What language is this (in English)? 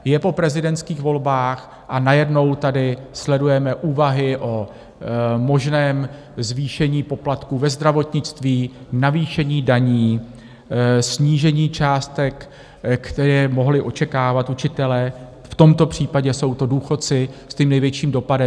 Czech